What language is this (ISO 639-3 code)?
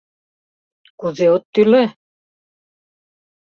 chm